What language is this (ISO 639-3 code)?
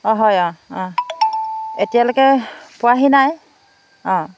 asm